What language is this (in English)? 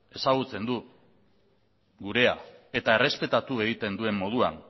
Basque